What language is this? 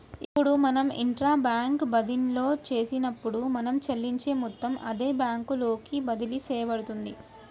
Telugu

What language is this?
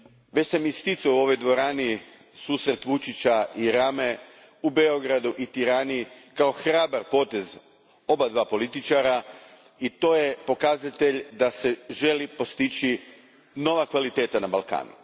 Croatian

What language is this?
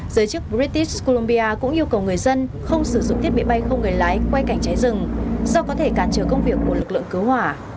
Vietnamese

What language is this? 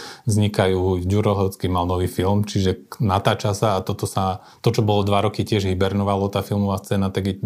Slovak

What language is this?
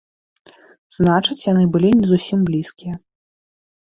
Belarusian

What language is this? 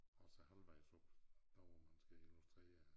Danish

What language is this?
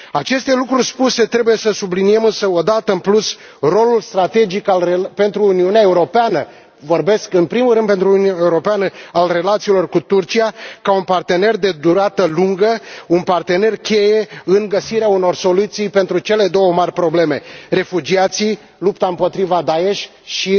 Romanian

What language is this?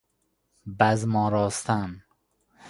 Persian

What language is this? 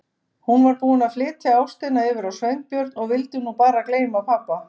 Icelandic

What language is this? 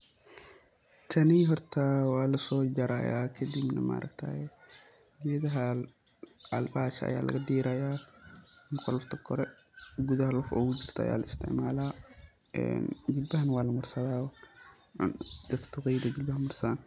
Somali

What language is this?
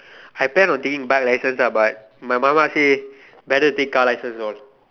English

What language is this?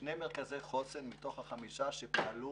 Hebrew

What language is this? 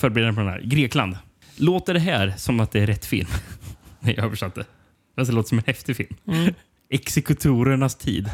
Swedish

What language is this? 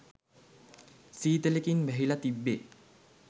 Sinhala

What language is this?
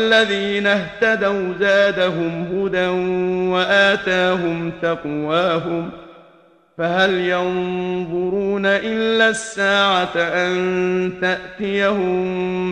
Arabic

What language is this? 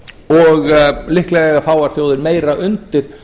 Icelandic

